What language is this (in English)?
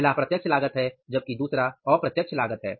Hindi